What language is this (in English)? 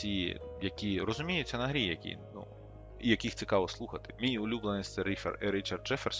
Ukrainian